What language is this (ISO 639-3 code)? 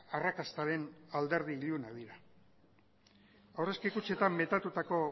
eus